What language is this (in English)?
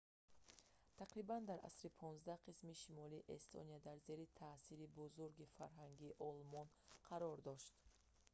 Tajik